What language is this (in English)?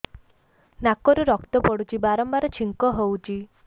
Odia